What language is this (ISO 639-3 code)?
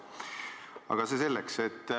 est